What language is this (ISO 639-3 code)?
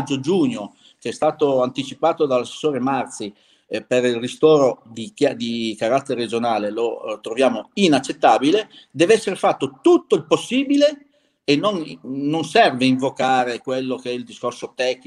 ita